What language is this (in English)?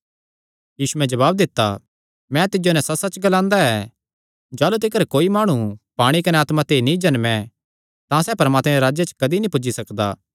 Kangri